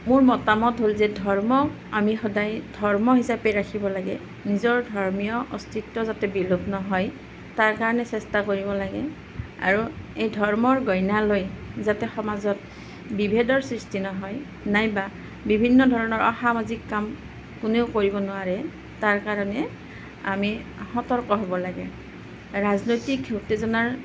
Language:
Assamese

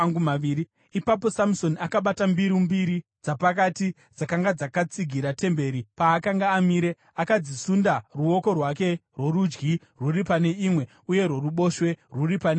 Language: Shona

